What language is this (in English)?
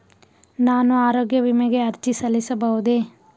Kannada